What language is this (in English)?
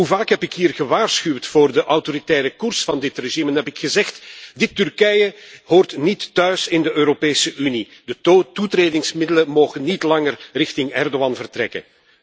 Dutch